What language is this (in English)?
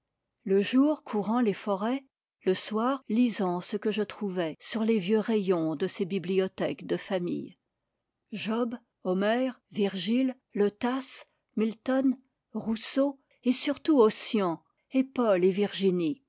French